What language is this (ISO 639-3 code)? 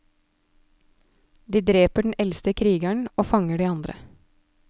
nor